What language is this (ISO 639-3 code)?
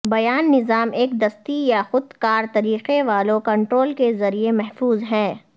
urd